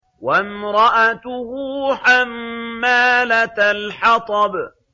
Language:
Arabic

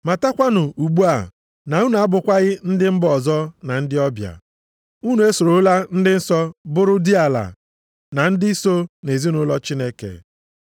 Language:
Igbo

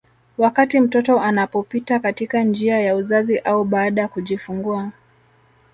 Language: Swahili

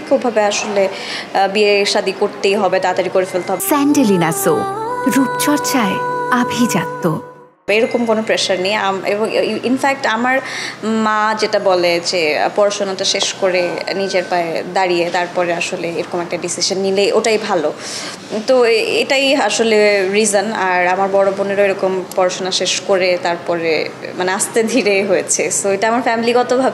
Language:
Bangla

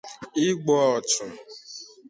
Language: Igbo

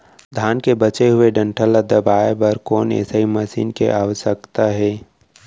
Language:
Chhattisgarhi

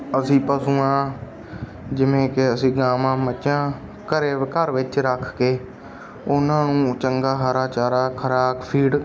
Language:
Punjabi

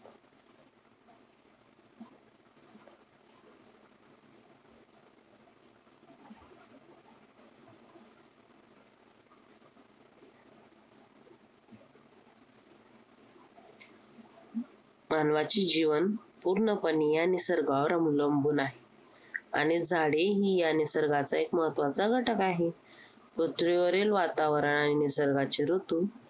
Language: Marathi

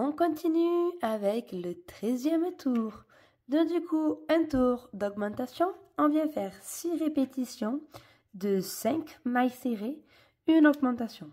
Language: French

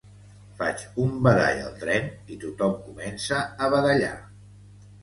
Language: Catalan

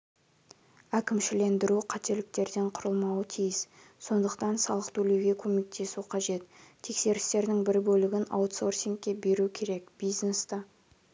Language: Kazakh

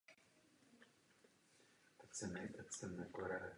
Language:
Czech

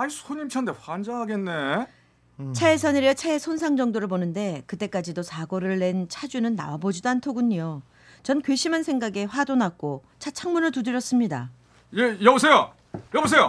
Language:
Korean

